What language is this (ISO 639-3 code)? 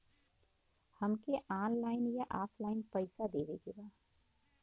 bho